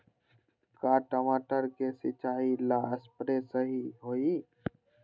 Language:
Magahi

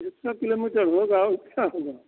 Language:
Hindi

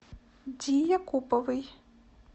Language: Russian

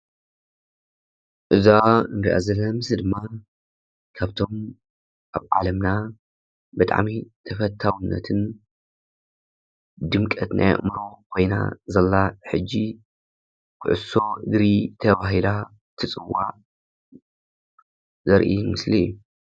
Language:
Tigrinya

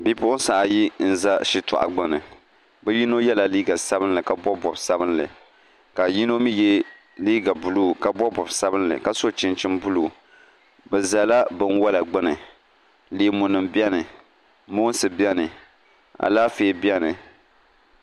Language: Dagbani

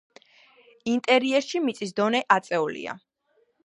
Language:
Georgian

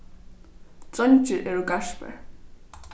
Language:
Faroese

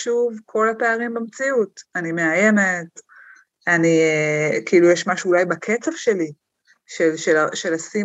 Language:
Hebrew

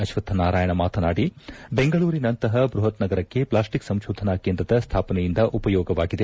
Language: Kannada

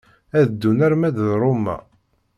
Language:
Kabyle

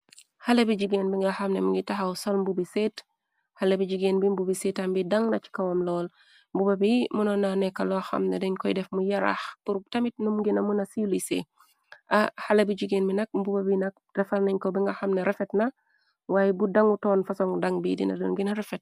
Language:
Wolof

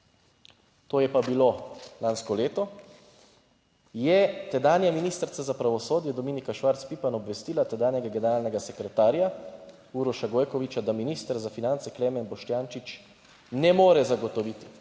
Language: Slovenian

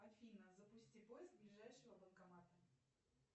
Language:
Russian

